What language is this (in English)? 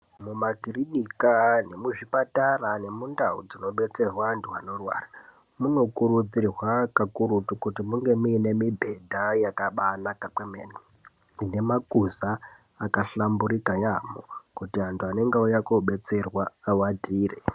Ndau